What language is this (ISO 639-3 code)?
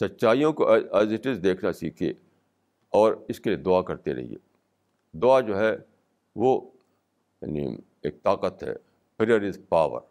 urd